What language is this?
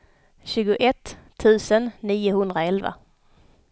Swedish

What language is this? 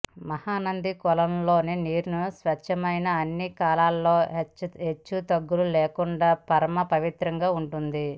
Telugu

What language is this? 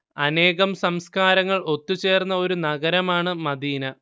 Malayalam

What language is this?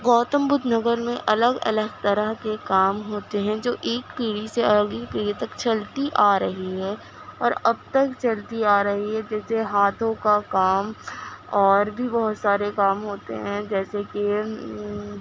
Urdu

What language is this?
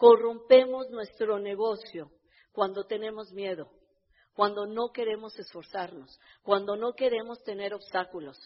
Spanish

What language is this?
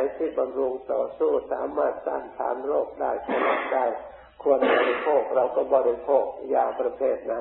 Thai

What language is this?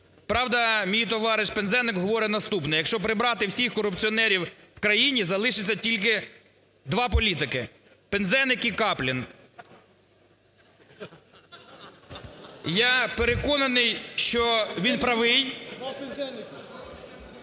Ukrainian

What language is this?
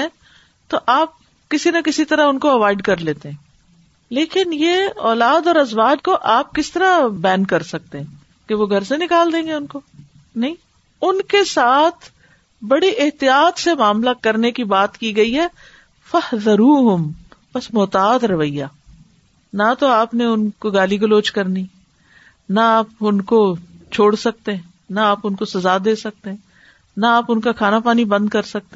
Urdu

